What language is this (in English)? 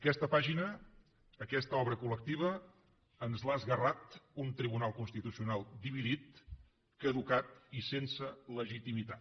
Catalan